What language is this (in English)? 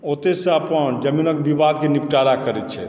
Maithili